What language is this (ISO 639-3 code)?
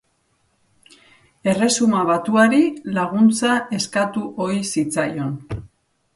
eus